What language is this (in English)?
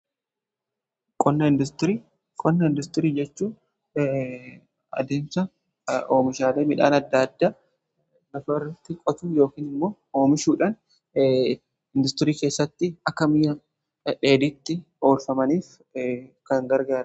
Oromo